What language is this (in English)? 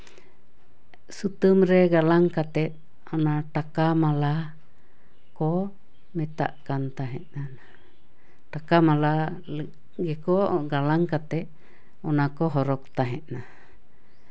Santali